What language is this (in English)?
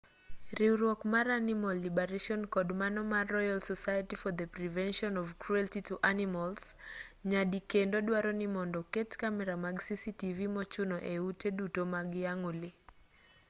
Luo (Kenya and Tanzania)